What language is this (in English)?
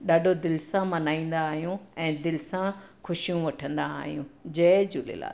Sindhi